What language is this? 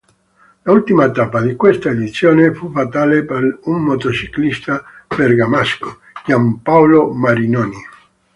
Italian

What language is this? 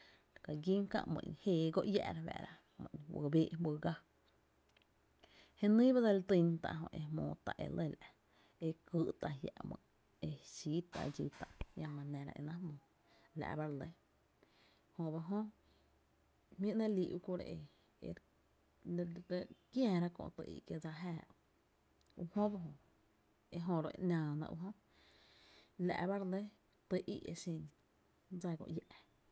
Tepinapa Chinantec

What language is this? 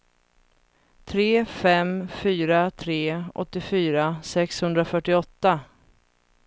Swedish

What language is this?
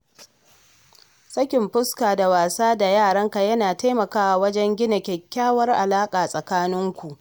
Hausa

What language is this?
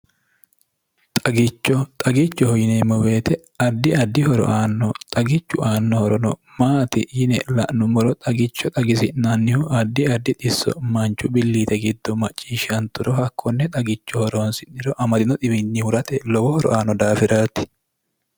Sidamo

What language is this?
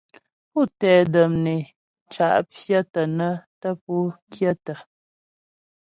Ghomala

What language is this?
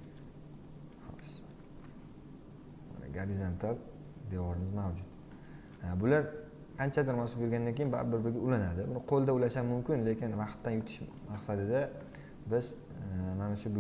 Turkish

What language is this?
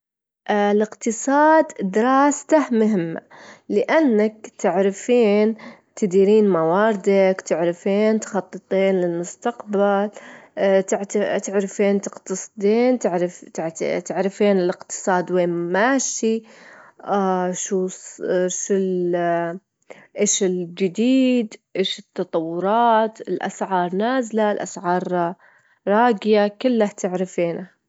Gulf Arabic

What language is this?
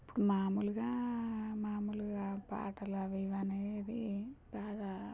Telugu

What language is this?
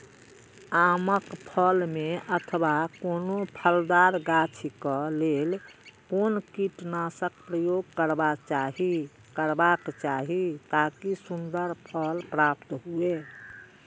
Maithili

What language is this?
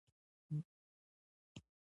Pashto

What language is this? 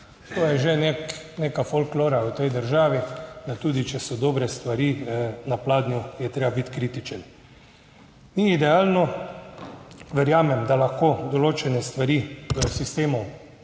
Slovenian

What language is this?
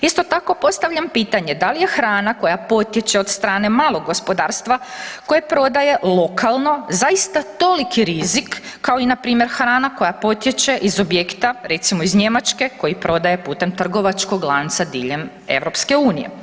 Croatian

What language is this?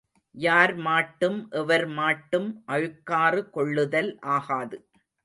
Tamil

